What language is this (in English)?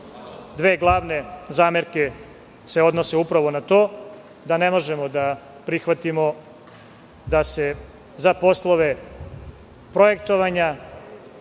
Serbian